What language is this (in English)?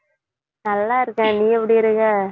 Tamil